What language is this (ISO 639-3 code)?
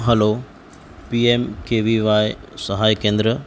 guj